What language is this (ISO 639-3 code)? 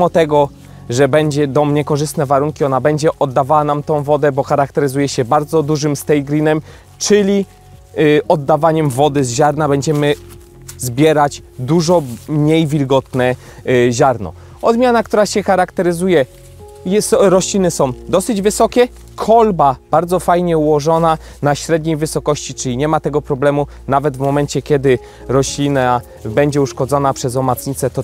pol